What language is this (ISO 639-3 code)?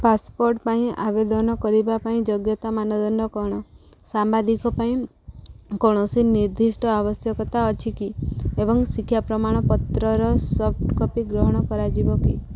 ori